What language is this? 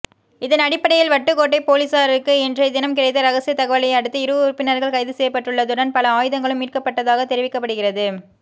Tamil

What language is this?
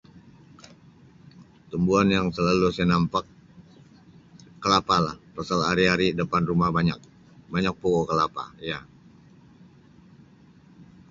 Sabah Malay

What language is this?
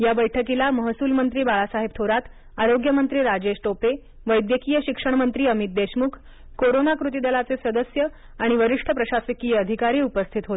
Marathi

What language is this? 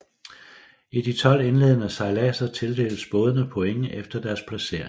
Danish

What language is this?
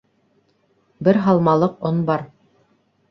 Bashkir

